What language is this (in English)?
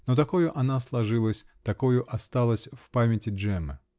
Russian